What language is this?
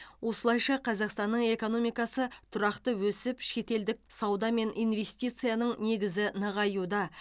Kazakh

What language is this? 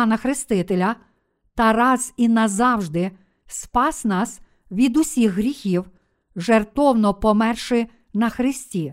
Ukrainian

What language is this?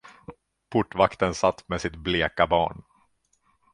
Swedish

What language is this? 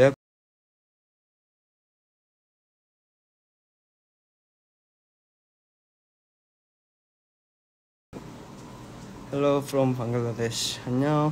Korean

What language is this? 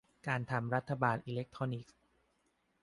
Thai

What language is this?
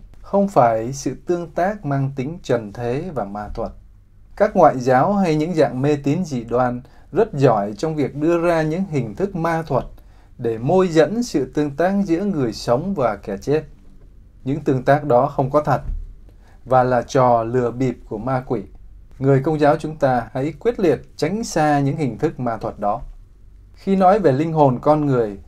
Vietnamese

